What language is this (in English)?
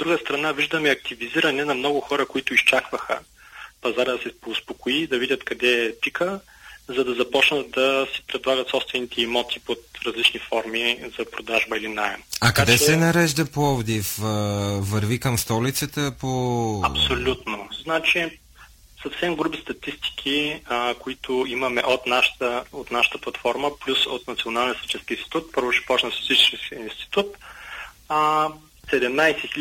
Bulgarian